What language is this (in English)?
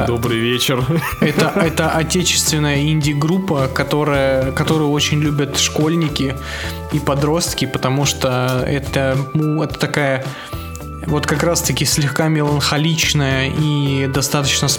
Russian